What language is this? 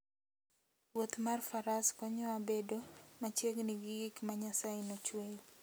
Luo (Kenya and Tanzania)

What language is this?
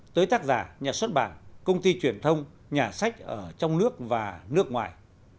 Vietnamese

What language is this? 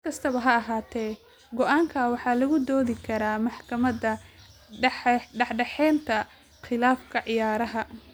Somali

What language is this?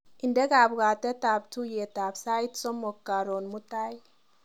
Kalenjin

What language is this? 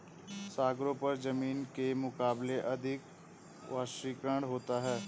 Hindi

